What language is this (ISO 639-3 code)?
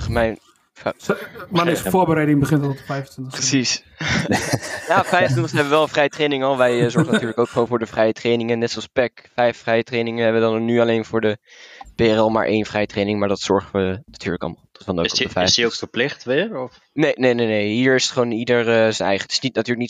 nld